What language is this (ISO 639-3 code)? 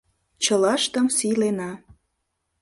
chm